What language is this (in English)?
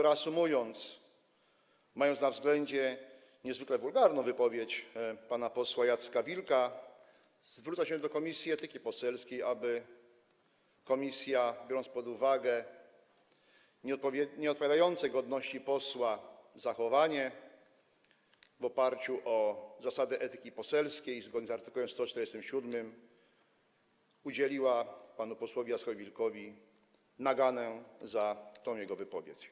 Polish